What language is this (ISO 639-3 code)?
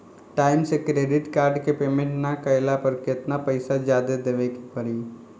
bho